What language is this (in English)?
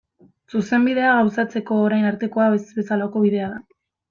Basque